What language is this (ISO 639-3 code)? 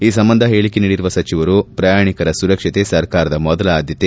kan